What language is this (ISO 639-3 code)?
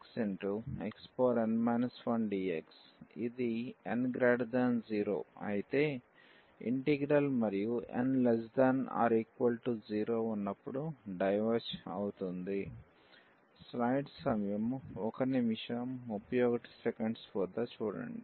tel